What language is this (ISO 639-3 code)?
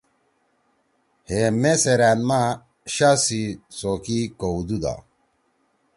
trw